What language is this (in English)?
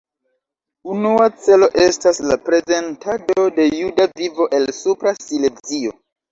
Esperanto